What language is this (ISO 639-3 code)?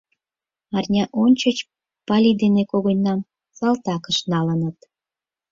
chm